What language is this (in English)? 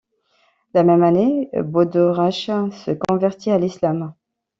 French